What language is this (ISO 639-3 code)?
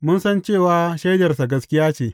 hau